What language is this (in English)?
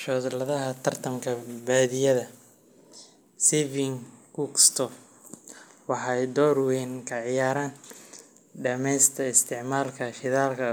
Somali